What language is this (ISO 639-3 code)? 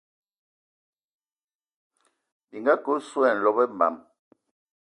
ewo